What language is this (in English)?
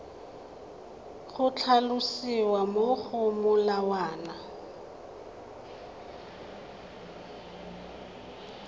Tswana